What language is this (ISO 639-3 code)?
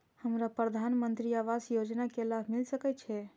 mai